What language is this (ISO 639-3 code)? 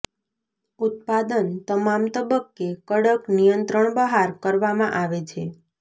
guj